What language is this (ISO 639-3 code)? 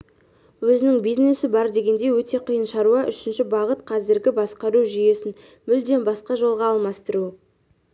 kaz